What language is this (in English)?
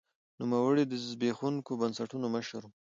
Pashto